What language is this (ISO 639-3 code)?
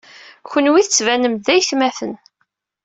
kab